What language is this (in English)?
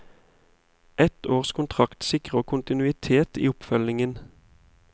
Norwegian